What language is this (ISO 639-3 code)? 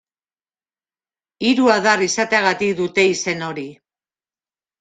eus